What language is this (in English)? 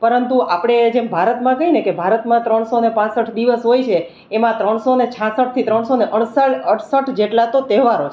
Gujarati